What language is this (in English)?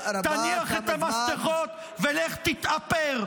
Hebrew